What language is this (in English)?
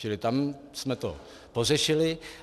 Czech